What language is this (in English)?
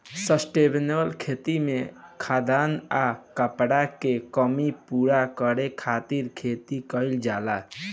Bhojpuri